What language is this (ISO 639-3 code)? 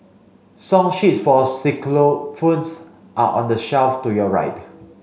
eng